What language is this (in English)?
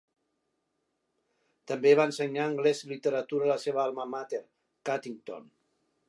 Catalan